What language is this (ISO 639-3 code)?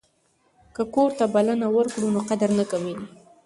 pus